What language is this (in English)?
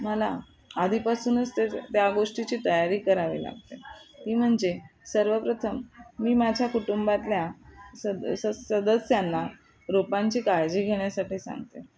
Marathi